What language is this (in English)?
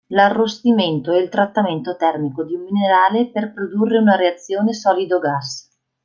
Italian